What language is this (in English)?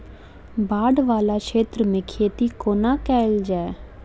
Maithili